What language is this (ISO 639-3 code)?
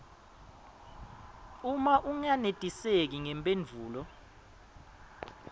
ssw